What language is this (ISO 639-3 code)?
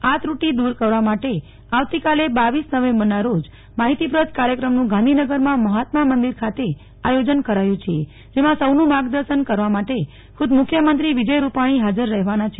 guj